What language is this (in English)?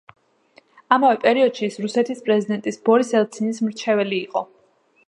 Georgian